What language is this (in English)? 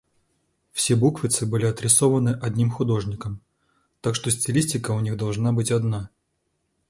Russian